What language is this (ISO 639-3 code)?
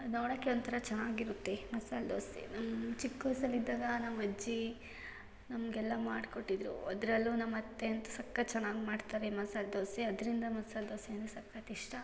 kan